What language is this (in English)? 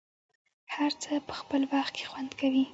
Pashto